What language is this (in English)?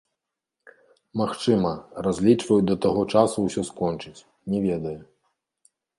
Belarusian